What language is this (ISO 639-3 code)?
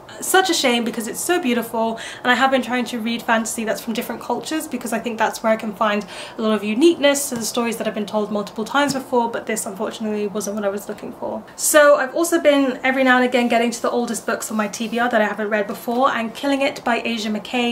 eng